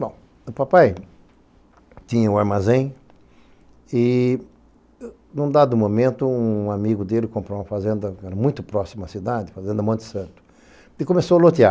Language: Portuguese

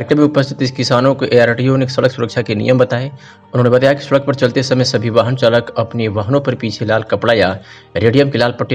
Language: Hindi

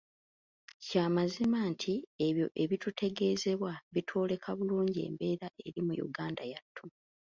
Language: Ganda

